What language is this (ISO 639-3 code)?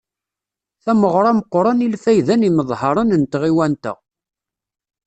kab